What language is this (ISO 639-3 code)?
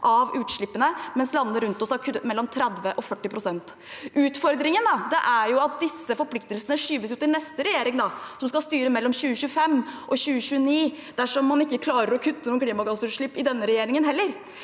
nor